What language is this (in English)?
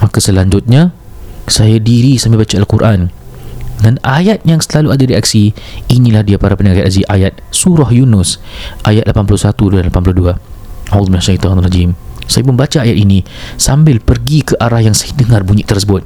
Malay